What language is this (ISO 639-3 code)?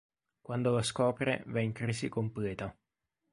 ita